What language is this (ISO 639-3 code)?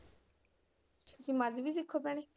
pan